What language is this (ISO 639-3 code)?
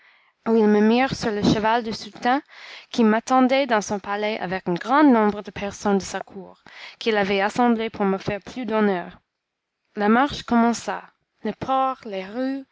fra